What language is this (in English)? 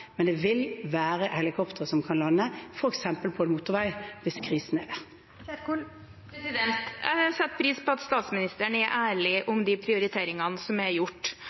Norwegian